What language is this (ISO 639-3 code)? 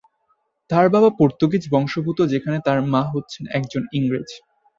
ben